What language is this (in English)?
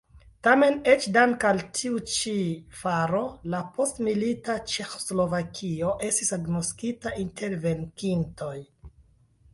Esperanto